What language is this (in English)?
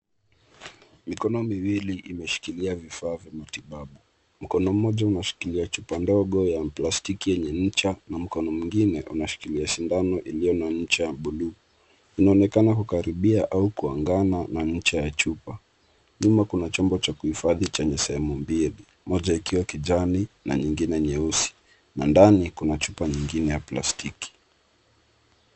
Swahili